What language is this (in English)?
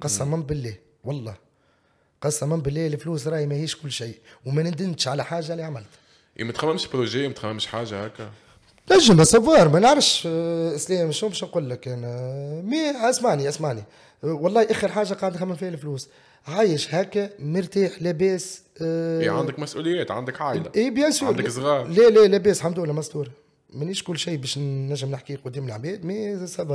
Arabic